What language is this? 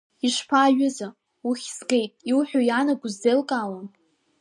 Abkhazian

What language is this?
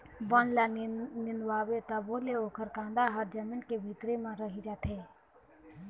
Chhattisgarhi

